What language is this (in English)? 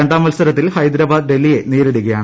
Malayalam